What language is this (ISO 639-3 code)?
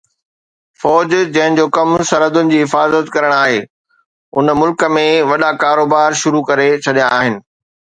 snd